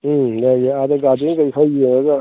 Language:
Manipuri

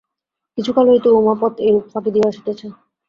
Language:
Bangla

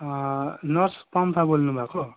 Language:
Nepali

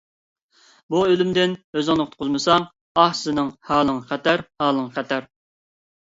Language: Uyghur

